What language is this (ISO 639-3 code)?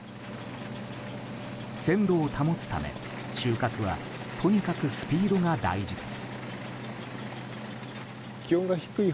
jpn